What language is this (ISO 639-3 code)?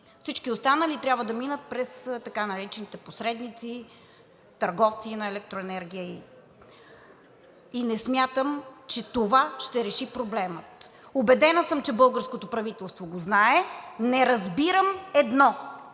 bul